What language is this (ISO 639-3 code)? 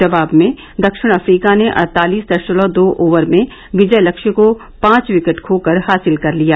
hin